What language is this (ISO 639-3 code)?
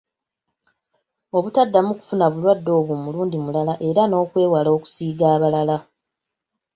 lug